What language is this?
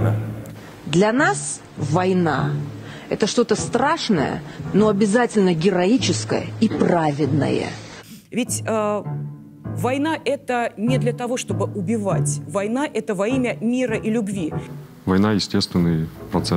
Russian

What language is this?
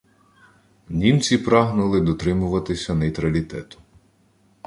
Ukrainian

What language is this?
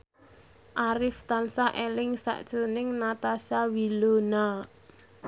Javanese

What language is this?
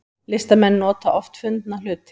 Icelandic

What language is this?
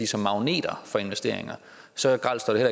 Danish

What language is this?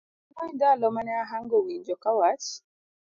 Luo (Kenya and Tanzania)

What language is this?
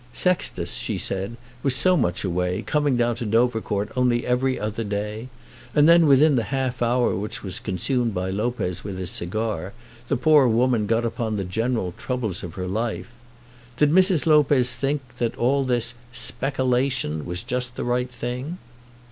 English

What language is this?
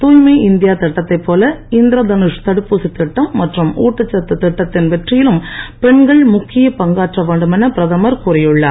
Tamil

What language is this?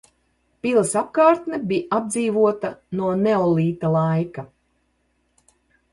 Latvian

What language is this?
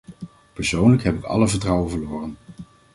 Dutch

